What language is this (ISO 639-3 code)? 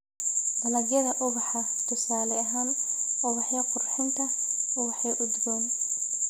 som